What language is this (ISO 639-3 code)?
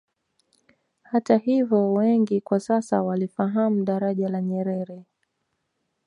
swa